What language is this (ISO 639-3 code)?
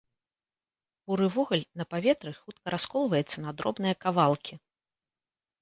bel